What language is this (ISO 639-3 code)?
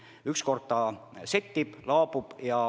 est